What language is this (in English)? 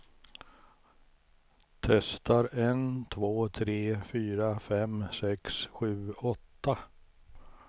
Swedish